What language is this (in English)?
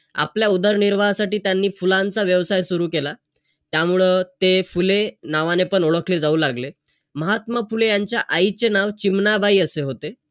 Marathi